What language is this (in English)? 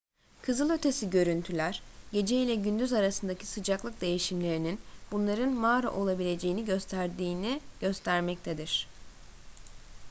Turkish